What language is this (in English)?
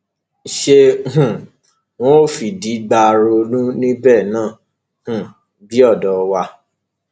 Yoruba